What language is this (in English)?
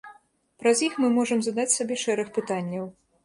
Belarusian